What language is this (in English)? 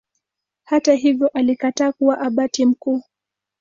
Swahili